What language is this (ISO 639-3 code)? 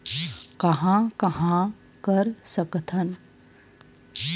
hne